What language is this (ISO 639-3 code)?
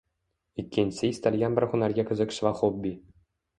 uzb